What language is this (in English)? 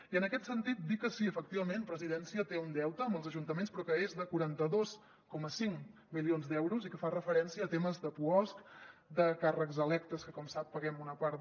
Catalan